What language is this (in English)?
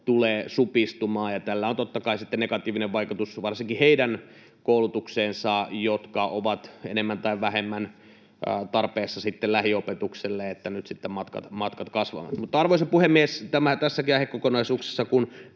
Finnish